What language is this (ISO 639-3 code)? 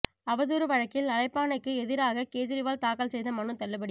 tam